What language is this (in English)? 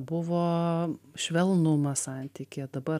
Lithuanian